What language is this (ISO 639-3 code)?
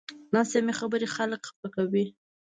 pus